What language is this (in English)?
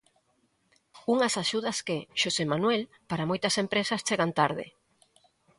Galician